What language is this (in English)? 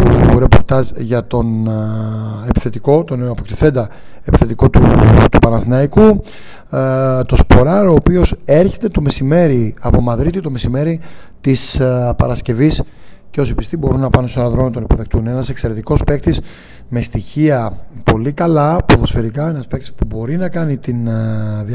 Greek